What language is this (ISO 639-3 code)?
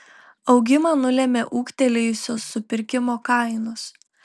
lit